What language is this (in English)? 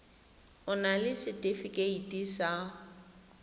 Tswana